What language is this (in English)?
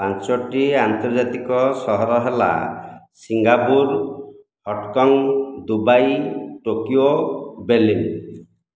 Odia